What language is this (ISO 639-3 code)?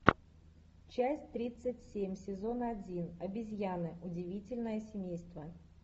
rus